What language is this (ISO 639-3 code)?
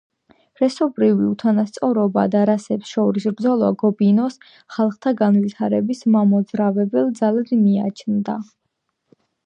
kat